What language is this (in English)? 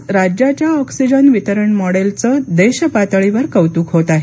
Marathi